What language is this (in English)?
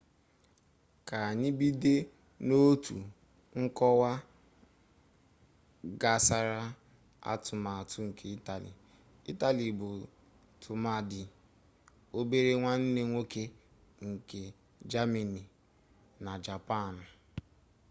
Igbo